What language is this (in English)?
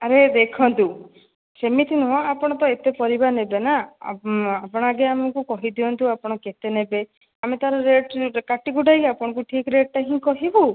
Odia